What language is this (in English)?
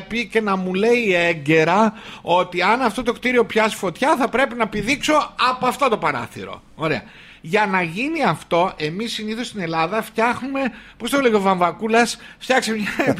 Greek